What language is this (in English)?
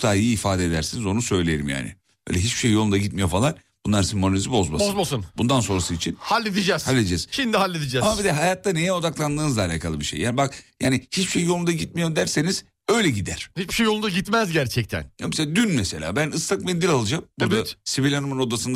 Turkish